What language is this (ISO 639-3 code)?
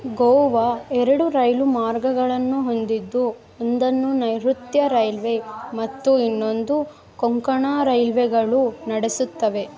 kan